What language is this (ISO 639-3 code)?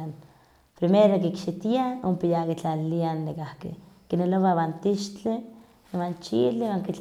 nhq